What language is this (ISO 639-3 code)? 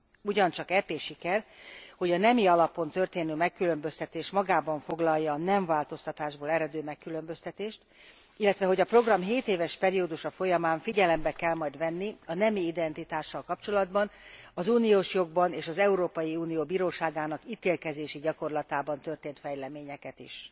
hun